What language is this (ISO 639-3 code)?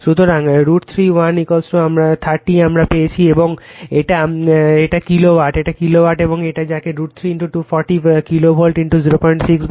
ben